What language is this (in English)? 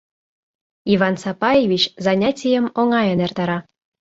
Mari